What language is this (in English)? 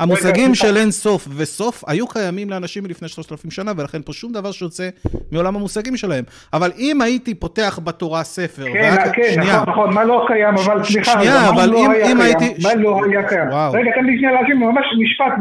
Hebrew